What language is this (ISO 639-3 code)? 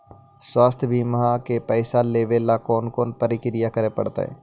mag